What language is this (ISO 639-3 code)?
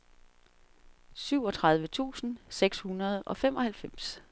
dan